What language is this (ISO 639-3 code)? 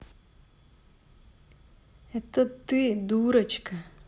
rus